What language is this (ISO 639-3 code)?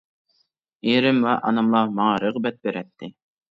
uig